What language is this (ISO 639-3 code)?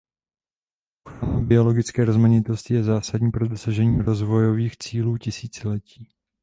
ces